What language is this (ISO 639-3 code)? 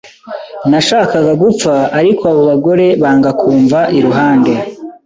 kin